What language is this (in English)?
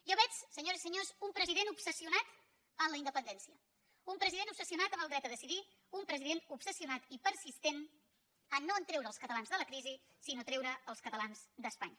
Catalan